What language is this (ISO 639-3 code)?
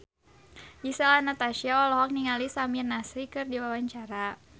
sun